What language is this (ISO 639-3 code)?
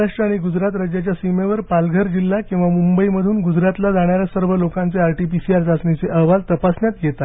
mar